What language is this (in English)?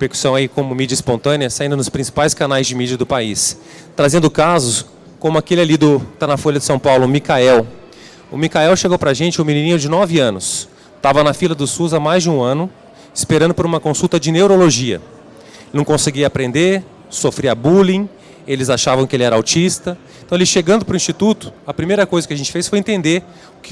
Portuguese